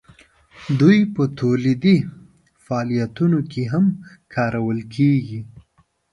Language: Pashto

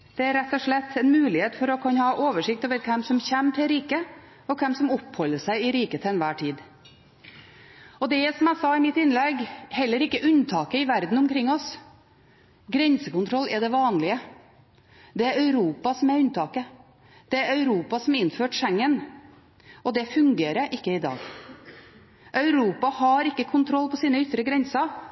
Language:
Norwegian Bokmål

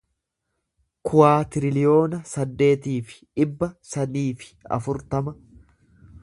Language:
Oromo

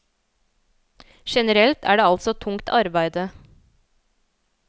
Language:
Norwegian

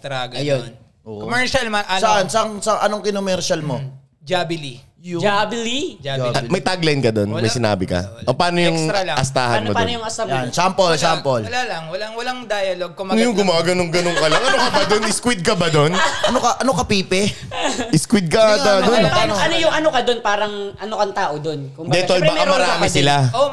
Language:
Filipino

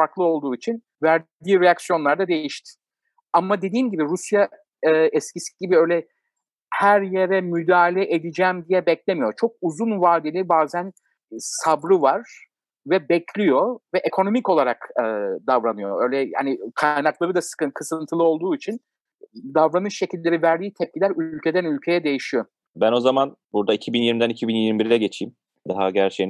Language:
Turkish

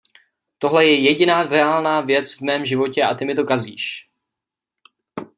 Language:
Czech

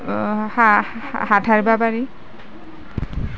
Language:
Assamese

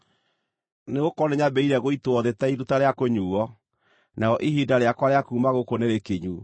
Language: Kikuyu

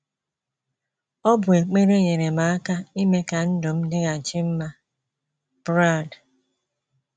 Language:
Igbo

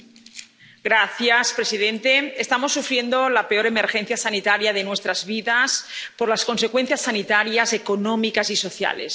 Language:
Spanish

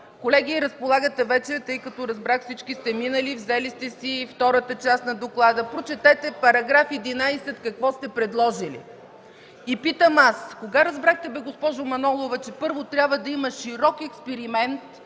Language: Bulgarian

